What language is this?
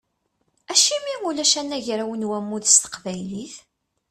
Kabyle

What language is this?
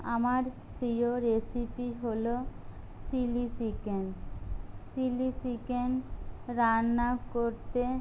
Bangla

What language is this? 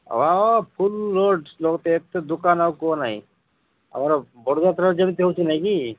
Odia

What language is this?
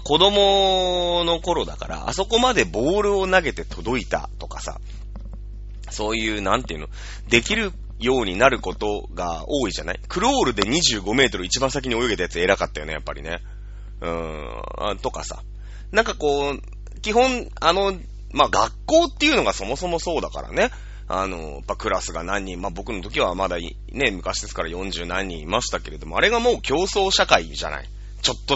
Japanese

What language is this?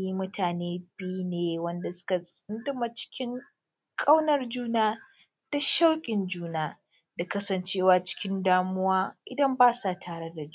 Hausa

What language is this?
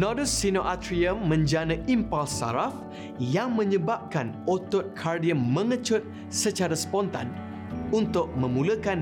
Malay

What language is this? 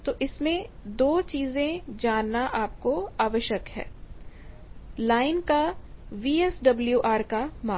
Hindi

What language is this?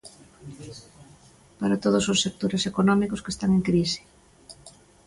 Galician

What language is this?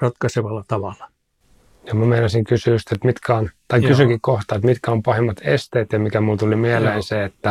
Finnish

